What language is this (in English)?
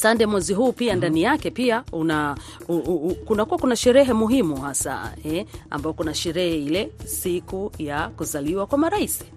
Swahili